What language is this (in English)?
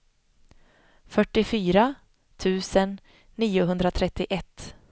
Swedish